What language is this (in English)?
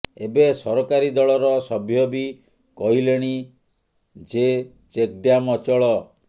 Odia